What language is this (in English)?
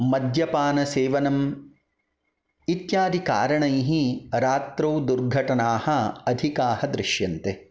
Sanskrit